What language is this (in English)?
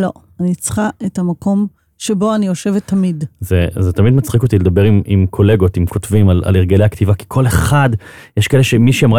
Hebrew